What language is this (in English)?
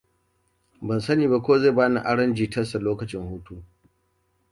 Hausa